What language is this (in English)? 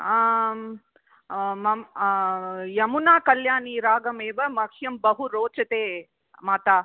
Sanskrit